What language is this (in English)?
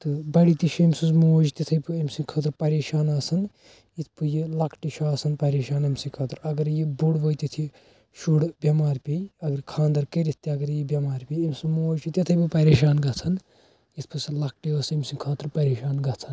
Kashmiri